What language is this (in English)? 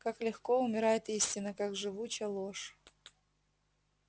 Russian